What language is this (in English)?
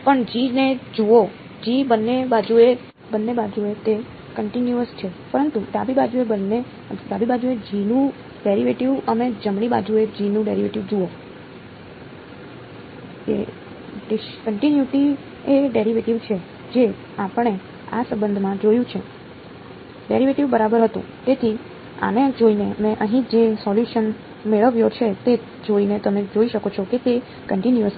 Gujarati